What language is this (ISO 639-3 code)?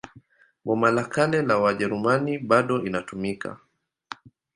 swa